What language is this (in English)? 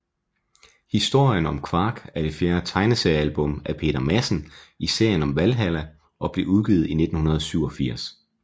Danish